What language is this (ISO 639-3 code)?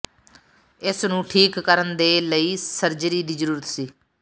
pan